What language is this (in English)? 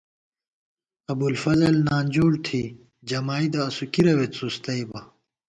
Gawar-Bati